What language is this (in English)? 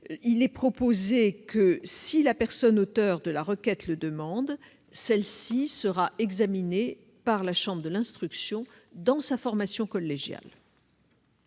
French